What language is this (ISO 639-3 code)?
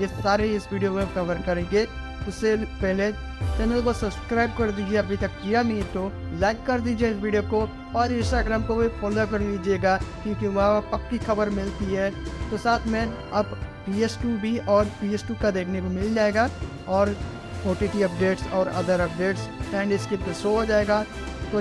hin